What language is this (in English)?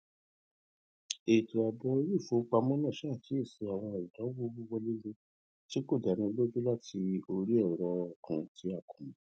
Yoruba